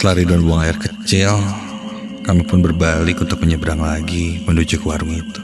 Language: Indonesian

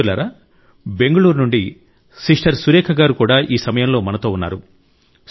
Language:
Telugu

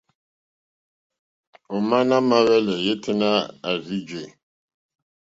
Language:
Mokpwe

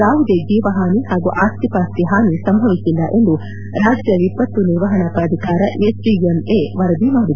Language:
Kannada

